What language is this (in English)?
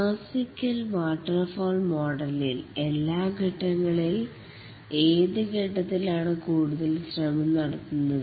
Malayalam